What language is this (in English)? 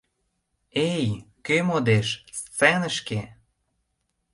Mari